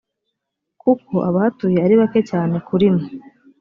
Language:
Kinyarwanda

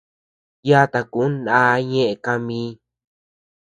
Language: Tepeuxila Cuicatec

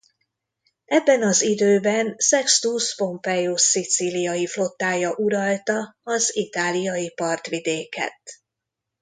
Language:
Hungarian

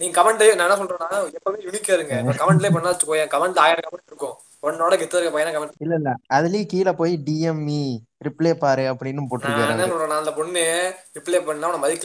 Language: Tamil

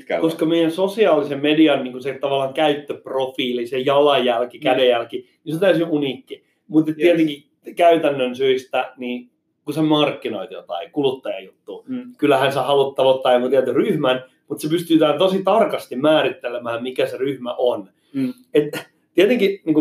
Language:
Finnish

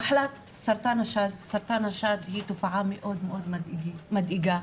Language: Hebrew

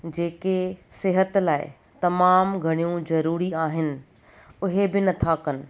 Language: Sindhi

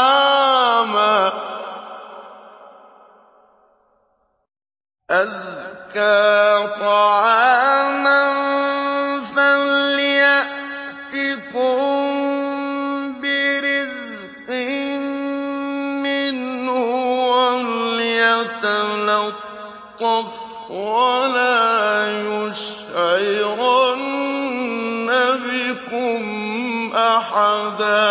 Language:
Arabic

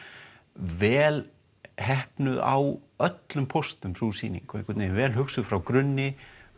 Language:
Icelandic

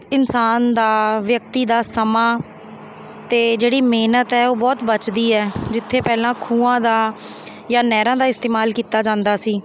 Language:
Punjabi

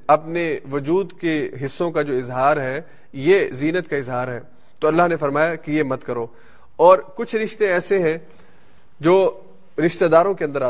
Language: Urdu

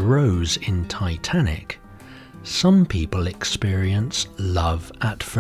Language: English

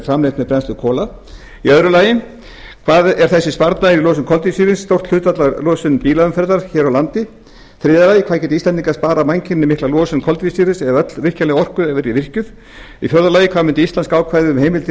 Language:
Icelandic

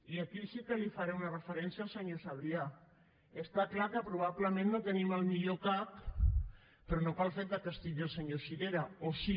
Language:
Catalan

